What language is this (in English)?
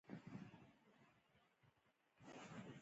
Pashto